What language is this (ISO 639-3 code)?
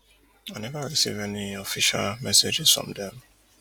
pcm